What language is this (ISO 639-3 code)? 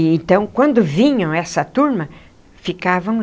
por